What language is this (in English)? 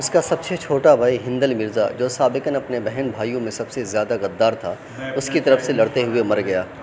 Urdu